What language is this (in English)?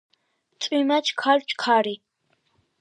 Georgian